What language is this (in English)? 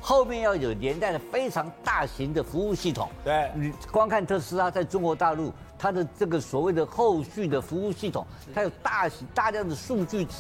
Chinese